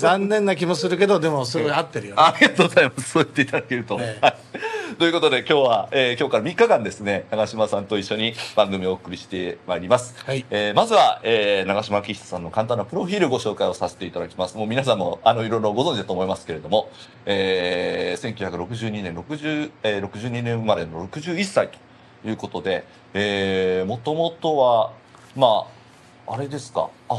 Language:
Japanese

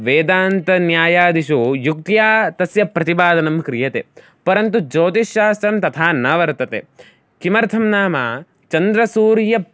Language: Sanskrit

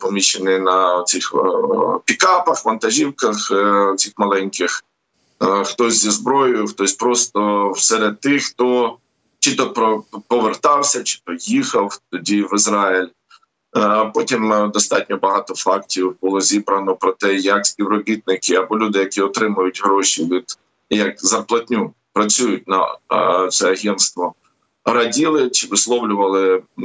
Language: Ukrainian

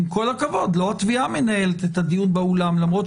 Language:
Hebrew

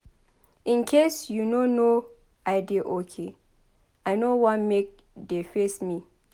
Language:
Nigerian Pidgin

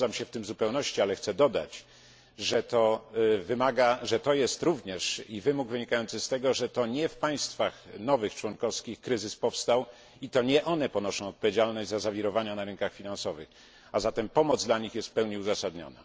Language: Polish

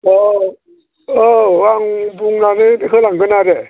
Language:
Bodo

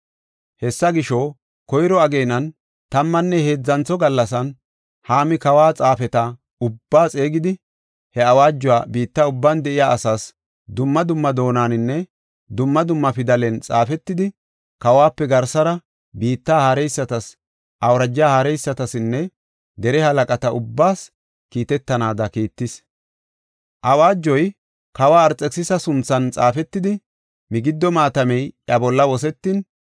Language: Gofa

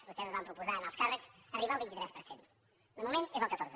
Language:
Catalan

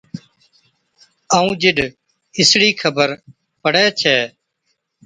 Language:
Od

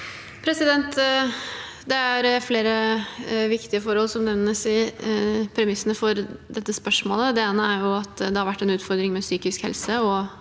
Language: Norwegian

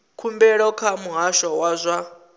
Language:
Venda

